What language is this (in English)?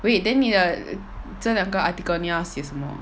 English